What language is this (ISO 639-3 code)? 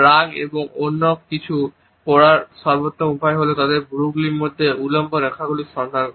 ben